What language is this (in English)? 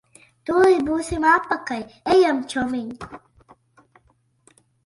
Latvian